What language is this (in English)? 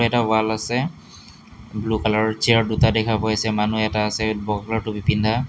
Assamese